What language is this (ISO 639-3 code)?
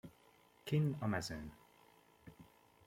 hun